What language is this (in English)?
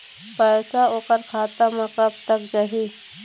Chhattisgarhi